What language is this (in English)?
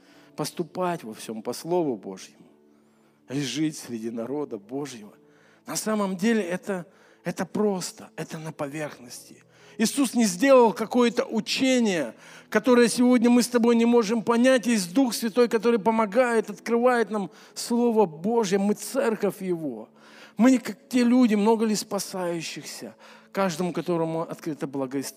Russian